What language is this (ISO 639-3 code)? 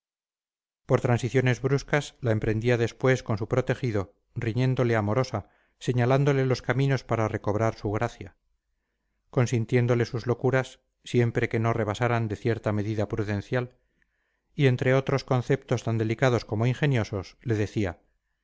spa